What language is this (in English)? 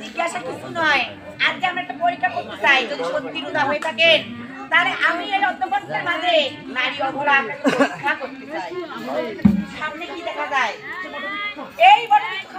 Thai